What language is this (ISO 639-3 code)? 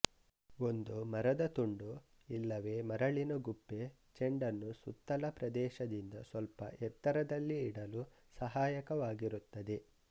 kan